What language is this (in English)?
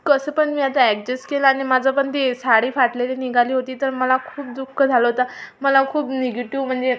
Marathi